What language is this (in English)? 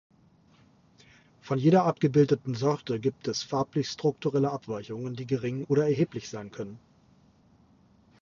German